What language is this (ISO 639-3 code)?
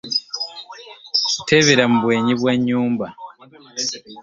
lug